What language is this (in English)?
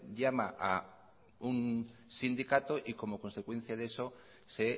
Spanish